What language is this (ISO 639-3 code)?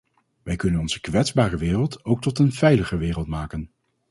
nld